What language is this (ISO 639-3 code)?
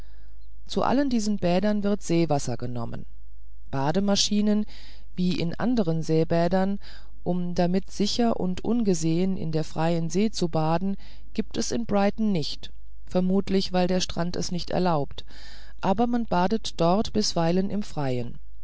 deu